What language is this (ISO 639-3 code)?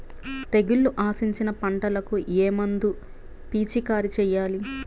tel